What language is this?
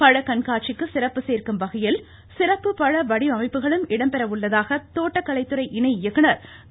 Tamil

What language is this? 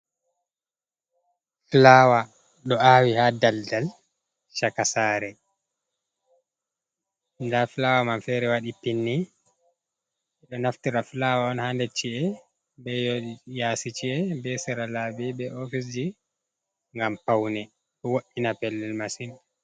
Fula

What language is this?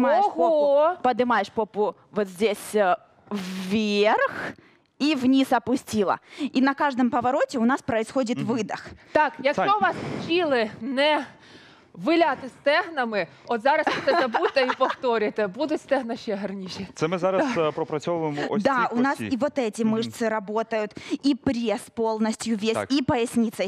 Russian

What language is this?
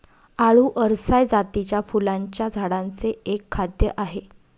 Marathi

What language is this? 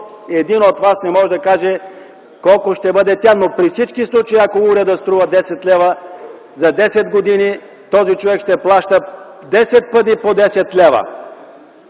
Bulgarian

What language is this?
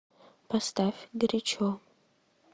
Russian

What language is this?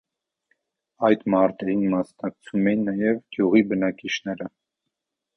Armenian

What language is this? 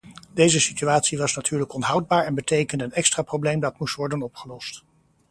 Dutch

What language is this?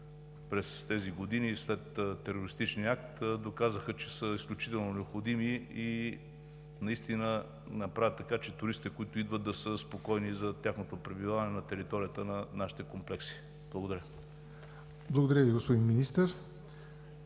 Bulgarian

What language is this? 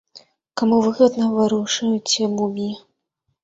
Belarusian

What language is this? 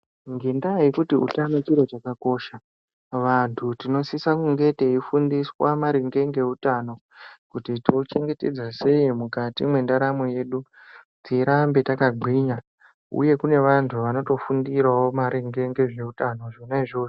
Ndau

